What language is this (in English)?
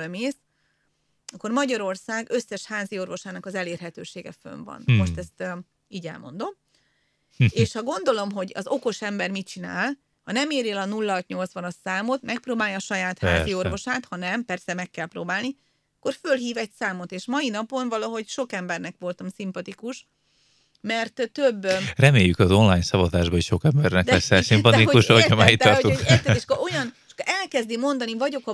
Hungarian